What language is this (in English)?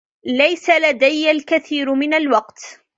Arabic